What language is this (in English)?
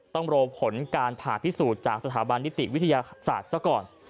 Thai